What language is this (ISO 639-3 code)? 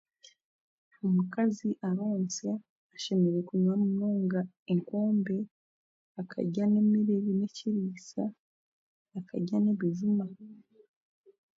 cgg